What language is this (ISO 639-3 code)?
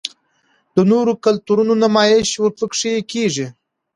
pus